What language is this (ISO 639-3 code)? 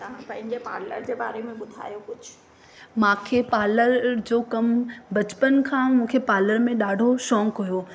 snd